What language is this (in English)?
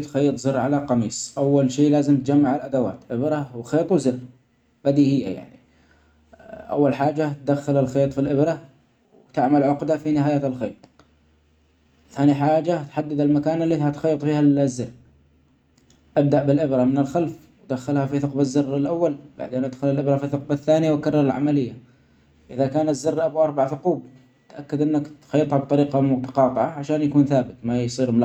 Omani Arabic